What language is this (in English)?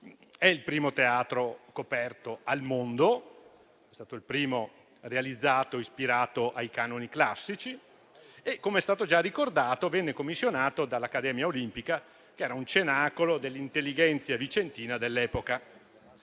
Italian